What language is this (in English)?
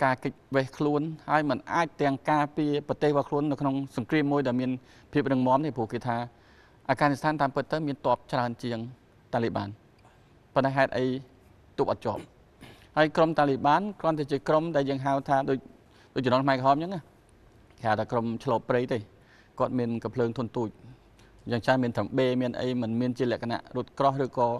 Thai